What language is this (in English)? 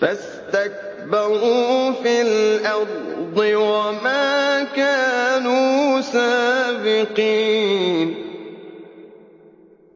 Arabic